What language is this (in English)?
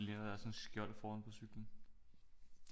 Danish